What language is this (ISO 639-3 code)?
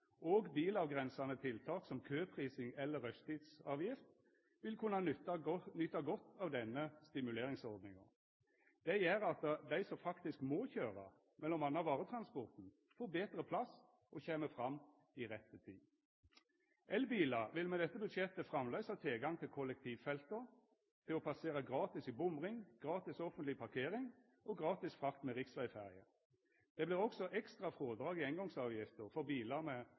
nno